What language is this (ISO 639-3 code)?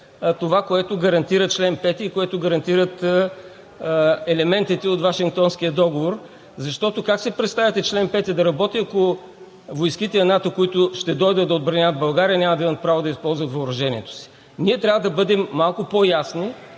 bul